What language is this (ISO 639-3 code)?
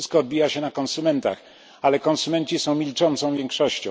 pol